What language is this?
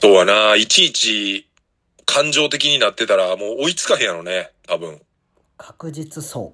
Japanese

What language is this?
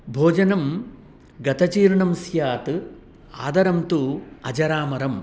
Sanskrit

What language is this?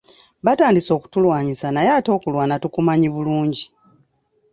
Ganda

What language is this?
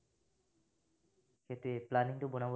Assamese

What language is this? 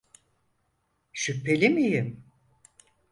Turkish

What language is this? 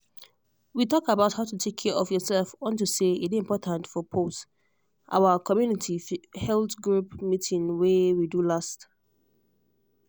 Nigerian Pidgin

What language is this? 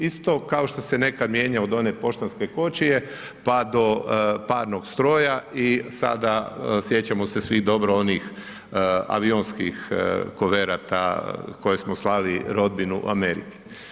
Croatian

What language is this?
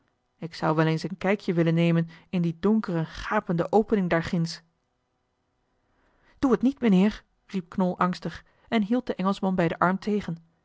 Dutch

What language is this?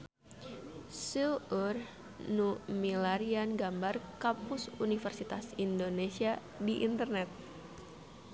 Sundanese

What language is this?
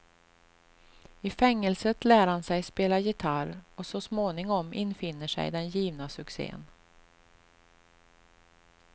Swedish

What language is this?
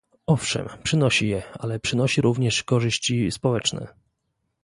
Polish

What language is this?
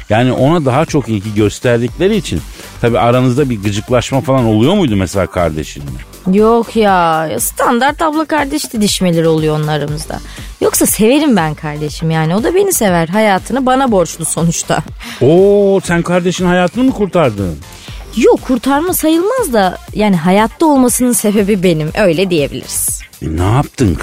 Turkish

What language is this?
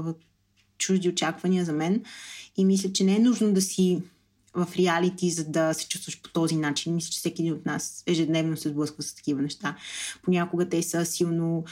Bulgarian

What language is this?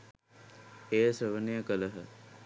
Sinhala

